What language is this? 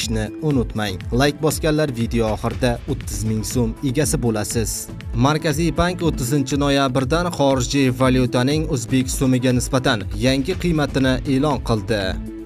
Turkish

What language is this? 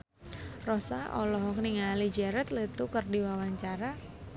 Sundanese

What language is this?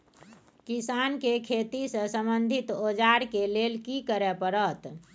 Maithili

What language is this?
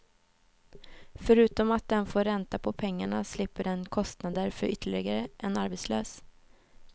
Swedish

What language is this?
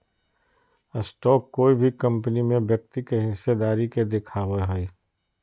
Magahi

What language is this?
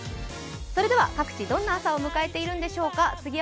Japanese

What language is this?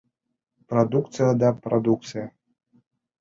Bashkir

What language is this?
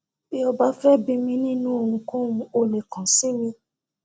Yoruba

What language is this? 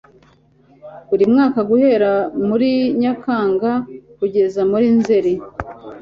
Kinyarwanda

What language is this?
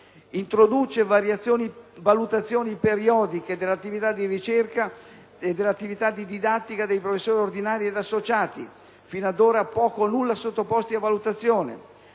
Italian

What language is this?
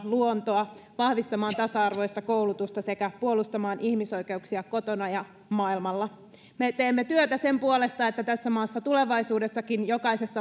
Finnish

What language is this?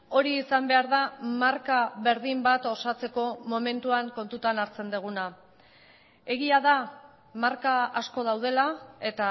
Basque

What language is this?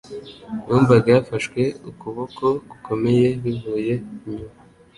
Kinyarwanda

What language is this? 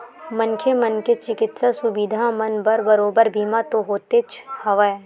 Chhattisgarhi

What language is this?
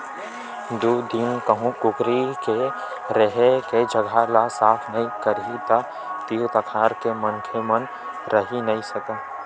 Chhattisgarhi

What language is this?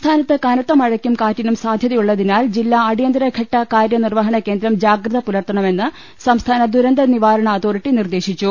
Malayalam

